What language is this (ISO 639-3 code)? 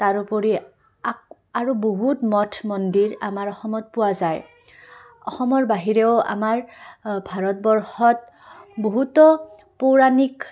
asm